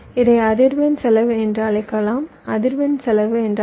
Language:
Tamil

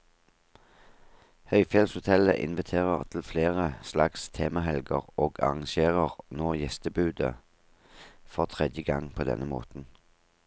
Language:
Norwegian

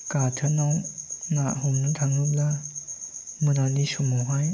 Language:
Bodo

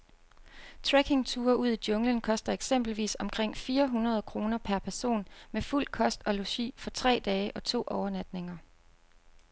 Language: Danish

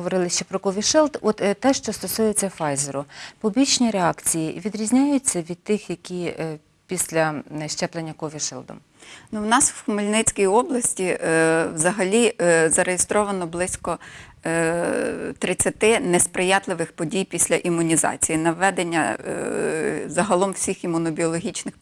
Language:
Ukrainian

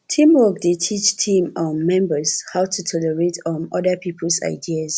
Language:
Nigerian Pidgin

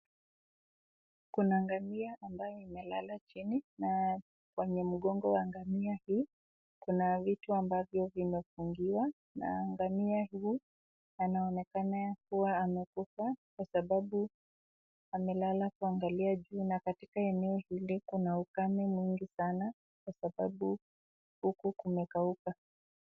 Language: Swahili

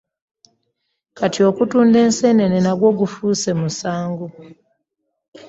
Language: Ganda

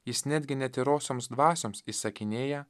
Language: Lithuanian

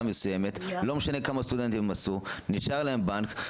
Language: Hebrew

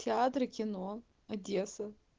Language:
Russian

